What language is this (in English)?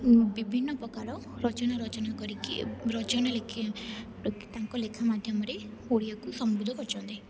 Odia